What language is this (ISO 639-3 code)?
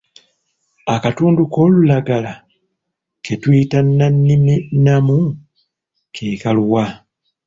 lug